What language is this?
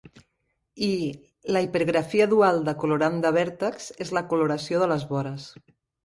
Catalan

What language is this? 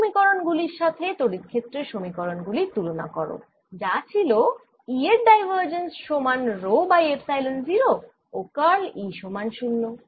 Bangla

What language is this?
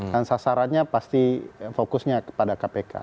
Indonesian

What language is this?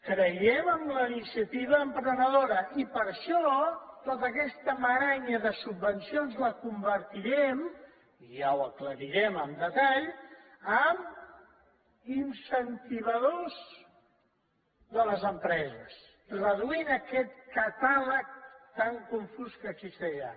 Catalan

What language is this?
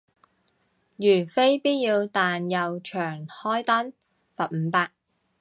Cantonese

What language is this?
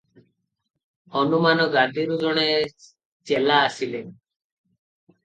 Odia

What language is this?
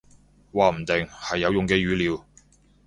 Cantonese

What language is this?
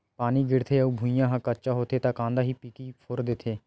Chhattisgarhi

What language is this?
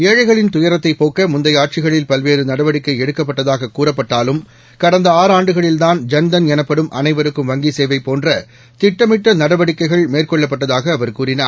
Tamil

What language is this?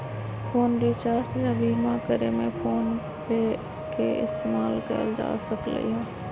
Magahi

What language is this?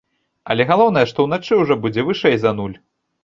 Belarusian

